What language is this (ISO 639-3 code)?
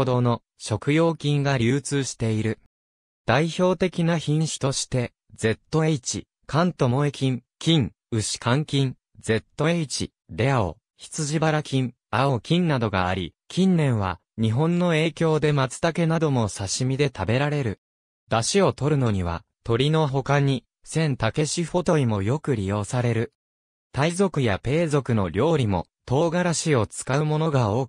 jpn